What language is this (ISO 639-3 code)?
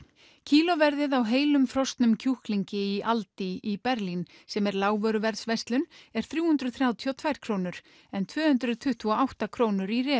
isl